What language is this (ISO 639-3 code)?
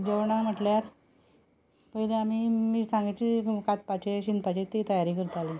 kok